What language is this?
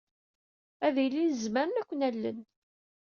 Kabyle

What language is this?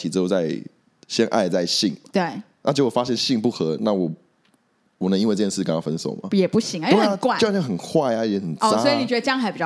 Chinese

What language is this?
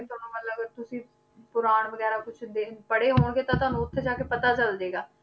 Punjabi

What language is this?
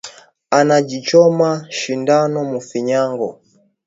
Swahili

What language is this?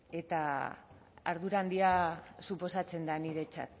Basque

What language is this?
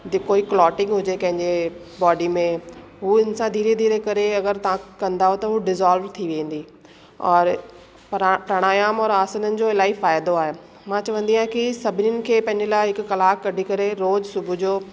Sindhi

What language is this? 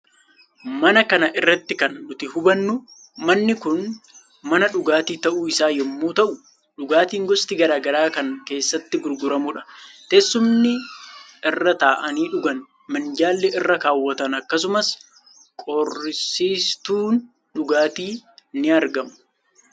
Oromo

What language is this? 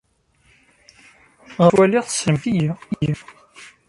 Kabyle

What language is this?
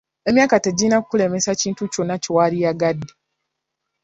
Ganda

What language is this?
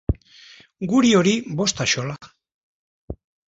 Basque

